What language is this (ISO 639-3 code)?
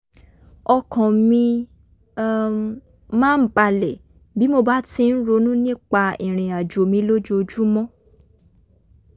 yor